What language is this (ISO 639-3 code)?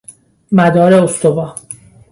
fas